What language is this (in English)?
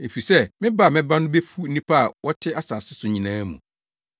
Akan